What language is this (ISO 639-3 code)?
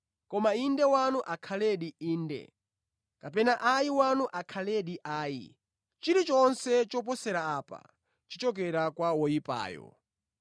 nya